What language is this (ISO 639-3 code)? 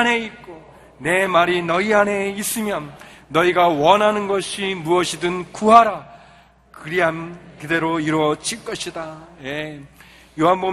kor